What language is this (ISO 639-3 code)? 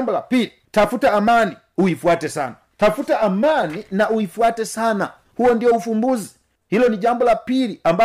swa